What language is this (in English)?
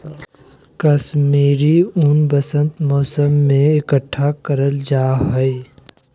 Magahi